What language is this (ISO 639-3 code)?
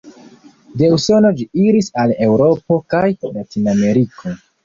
epo